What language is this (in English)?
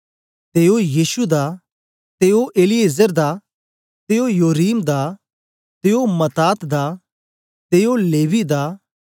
Dogri